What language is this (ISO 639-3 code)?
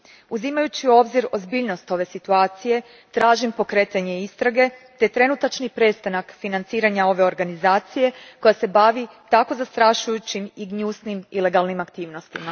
hrv